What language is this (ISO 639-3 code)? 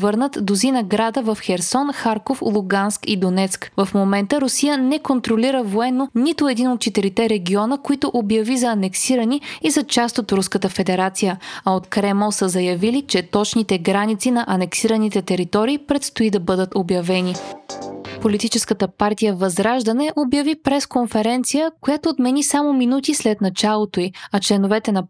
bul